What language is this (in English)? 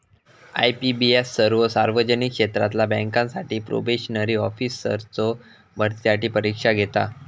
Marathi